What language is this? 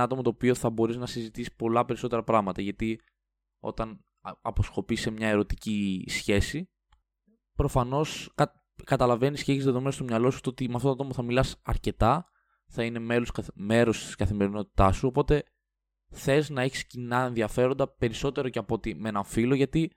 Greek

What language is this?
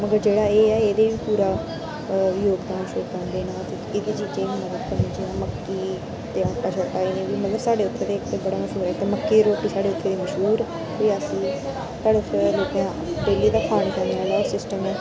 Dogri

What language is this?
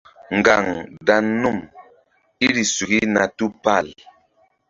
Mbum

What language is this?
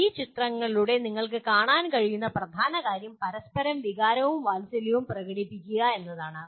Malayalam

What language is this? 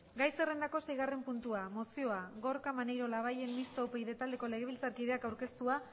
Basque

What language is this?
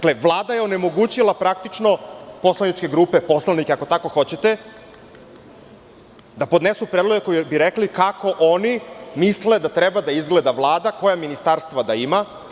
Serbian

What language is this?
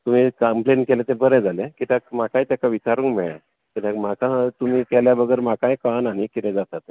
Konkani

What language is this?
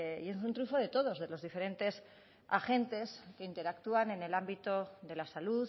Spanish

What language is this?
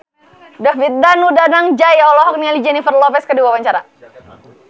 Sundanese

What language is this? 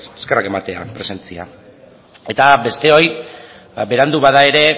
Basque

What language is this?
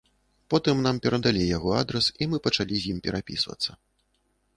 Belarusian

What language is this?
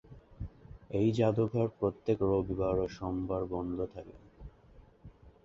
Bangla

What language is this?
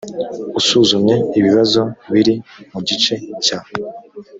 Kinyarwanda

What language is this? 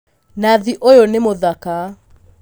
Kikuyu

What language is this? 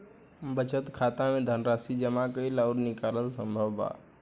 Bhojpuri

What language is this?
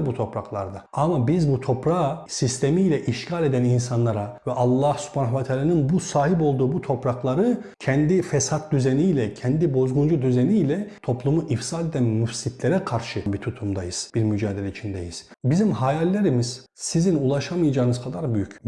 Turkish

